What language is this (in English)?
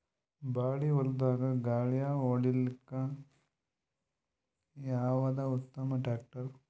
Kannada